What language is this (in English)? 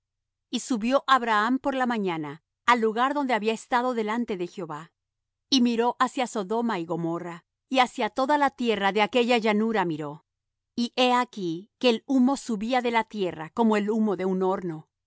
Spanish